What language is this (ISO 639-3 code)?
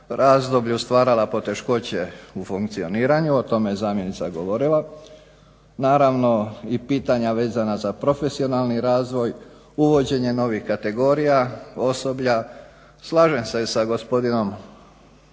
hrv